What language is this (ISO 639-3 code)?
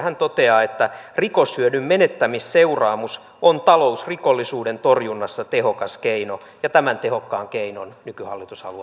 fin